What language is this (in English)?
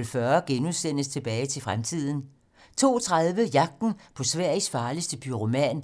Danish